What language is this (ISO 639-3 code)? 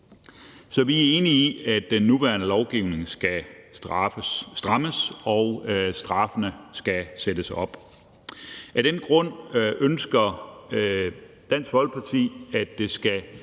dan